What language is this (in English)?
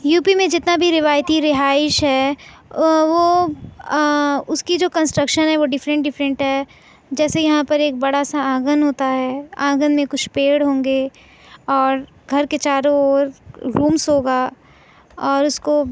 Urdu